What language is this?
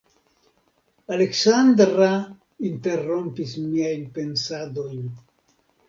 Esperanto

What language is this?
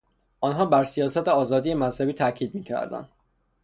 Persian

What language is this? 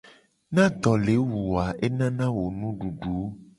Gen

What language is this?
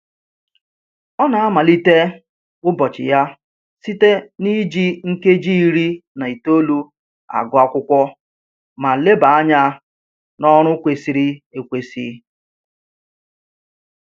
Igbo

